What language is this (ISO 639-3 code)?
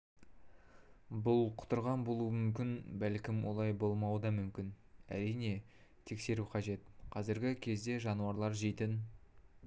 kaz